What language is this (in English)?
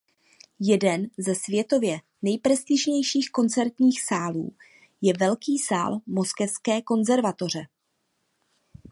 Czech